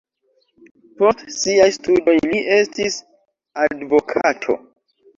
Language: Esperanto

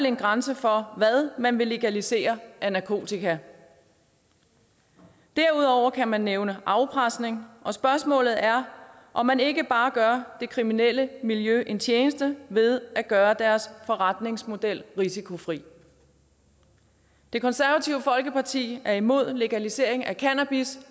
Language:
Danish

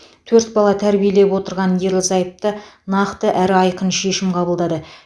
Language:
Kazakh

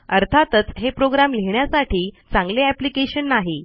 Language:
Marathi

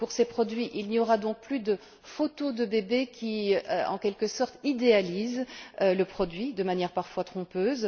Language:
French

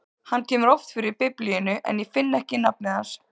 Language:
Icelandic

